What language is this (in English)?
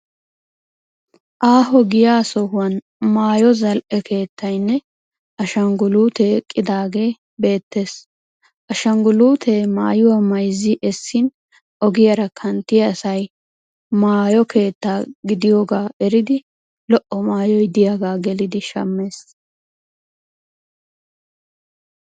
Wolaytta